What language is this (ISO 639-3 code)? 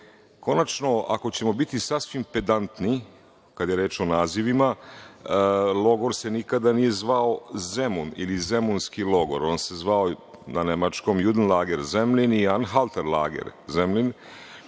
srp